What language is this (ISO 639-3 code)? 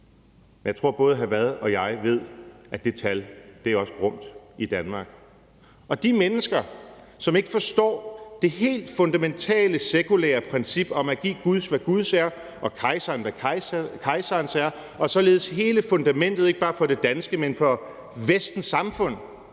dan